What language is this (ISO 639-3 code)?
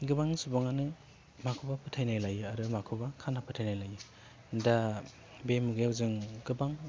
brx